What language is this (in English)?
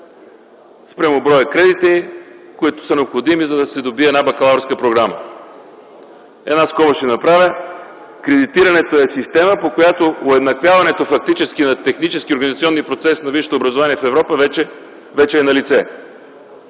Bulgarian